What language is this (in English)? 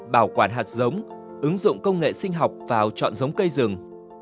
Vietnamese